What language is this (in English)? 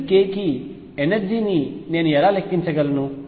Telugu